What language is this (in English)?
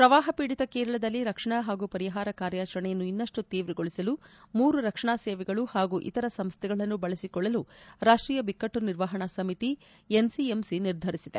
Kannada